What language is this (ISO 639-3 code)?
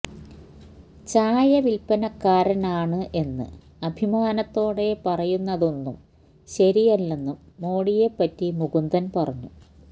mal